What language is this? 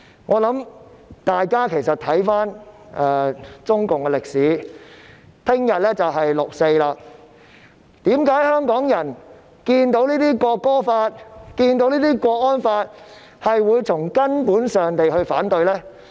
Cantonese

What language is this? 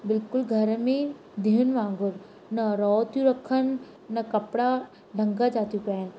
Sindhi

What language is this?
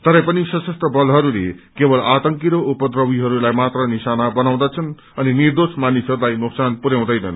Nepali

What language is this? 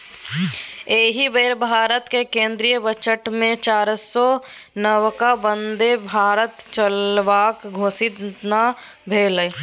Maithili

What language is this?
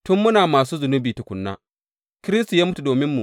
Hausa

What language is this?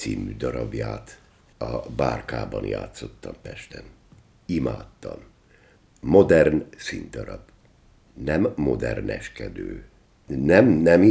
Hungarian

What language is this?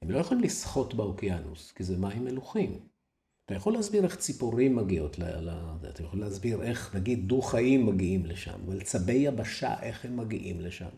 Hebrew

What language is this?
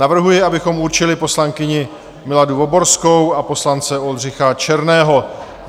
Czech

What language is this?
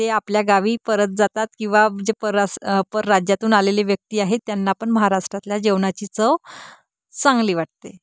Marathi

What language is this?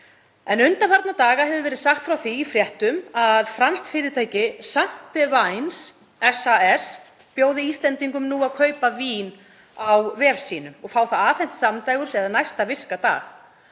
Icelandic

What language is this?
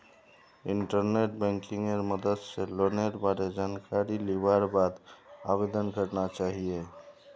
Magahi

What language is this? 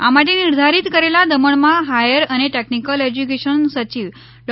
Gujarati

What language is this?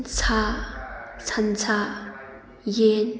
Manipuri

